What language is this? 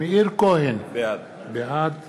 Hebrew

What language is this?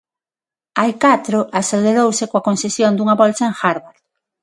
Galician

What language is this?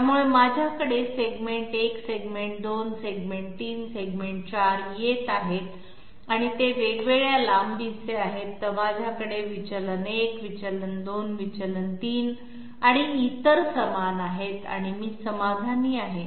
Marathi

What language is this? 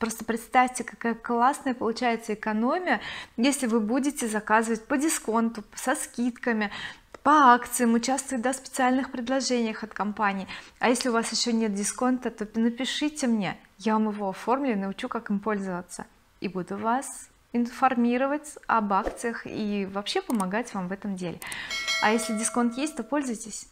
Russian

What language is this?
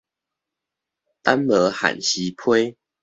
Min Nan Chinese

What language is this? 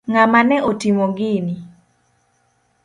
Luo (Kenya and Tanzania)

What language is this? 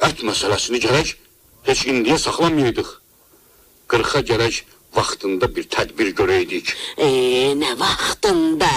Turkish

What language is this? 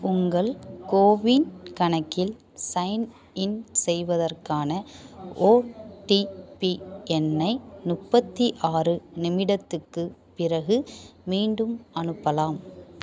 Tamil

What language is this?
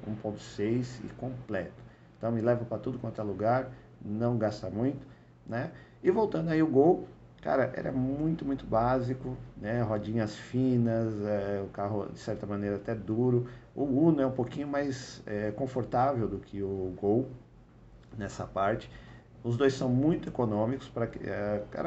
Portuguese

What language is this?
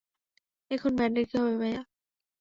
Bangla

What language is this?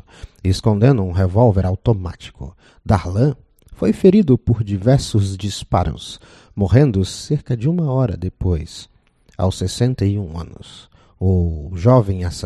Portuguese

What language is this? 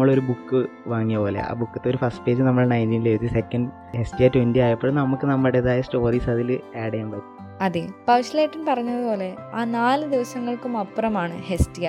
Malayalam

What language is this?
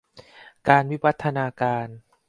Thai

